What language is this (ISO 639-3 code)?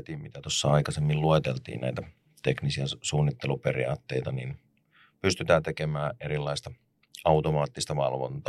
fin